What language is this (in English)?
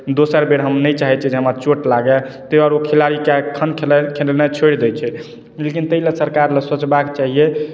Maithili